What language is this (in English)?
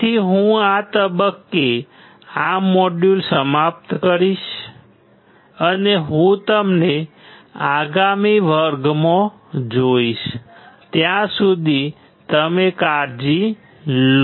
Gujarati